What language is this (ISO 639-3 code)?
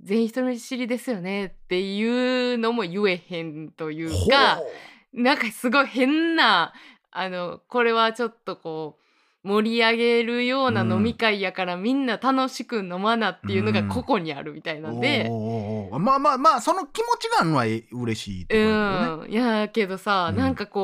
jpn